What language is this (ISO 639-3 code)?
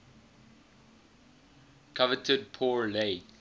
eng